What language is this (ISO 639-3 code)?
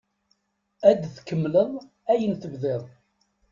kab